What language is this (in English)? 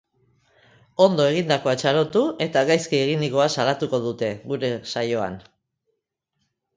Basque